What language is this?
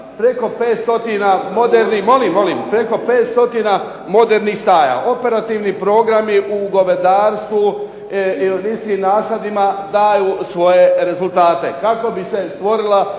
Croatian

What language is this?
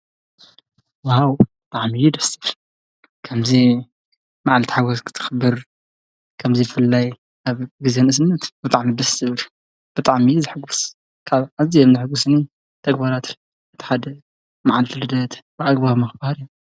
Tigrinya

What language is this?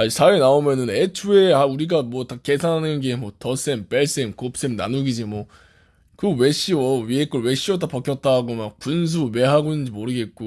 Korean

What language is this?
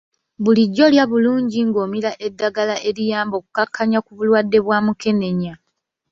Ganda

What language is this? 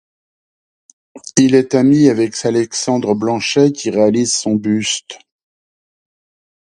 French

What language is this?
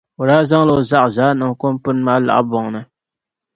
Dagbani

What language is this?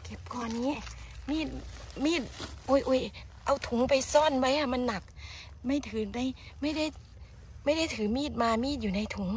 Thai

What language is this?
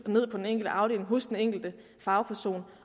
Danish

